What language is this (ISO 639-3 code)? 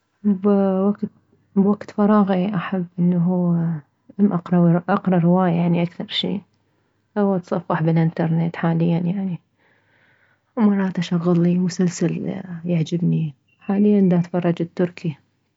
acm